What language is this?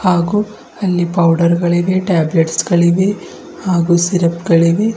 Kannada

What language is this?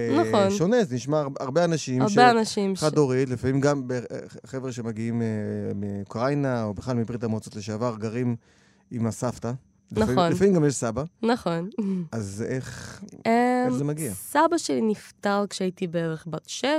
Hebrew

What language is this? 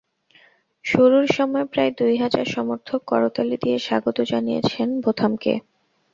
Bangla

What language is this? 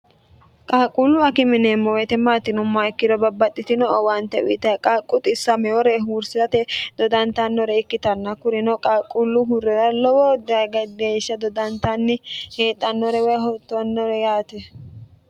Sidamo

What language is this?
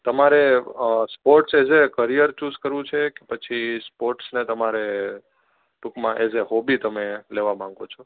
Gujarati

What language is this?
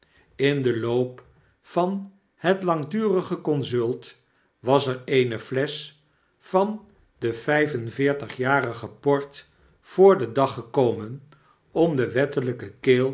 Dutch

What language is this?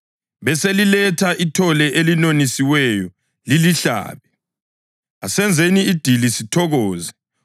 North Ndebele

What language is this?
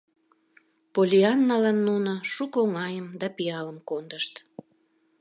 Mari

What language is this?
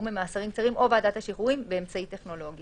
Hebrew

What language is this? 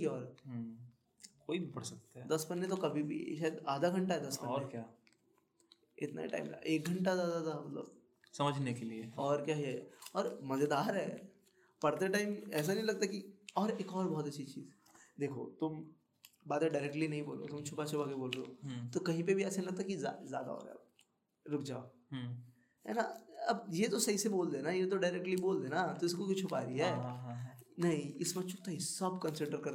Hindi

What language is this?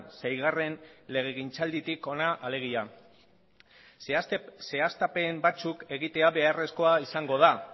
Basque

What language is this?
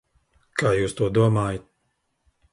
Latvian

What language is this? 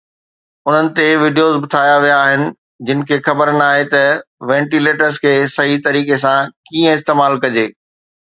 Sindhi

